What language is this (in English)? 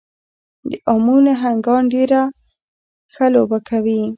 Pashto